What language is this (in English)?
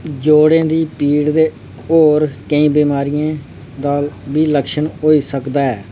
Dogri